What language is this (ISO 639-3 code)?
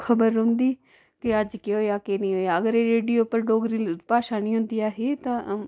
doi